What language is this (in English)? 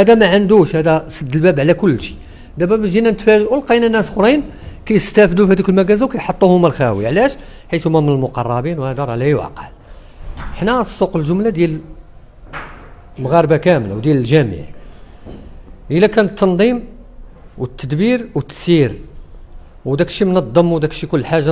Arabic